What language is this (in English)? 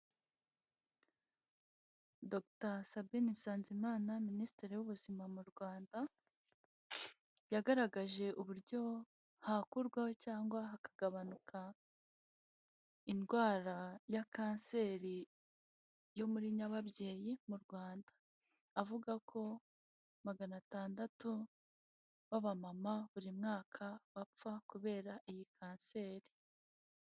Kinyarwanda